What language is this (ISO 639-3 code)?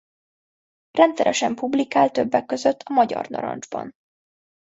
hun